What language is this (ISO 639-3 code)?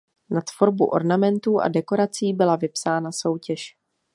ces